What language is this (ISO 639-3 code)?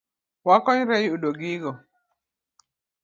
luo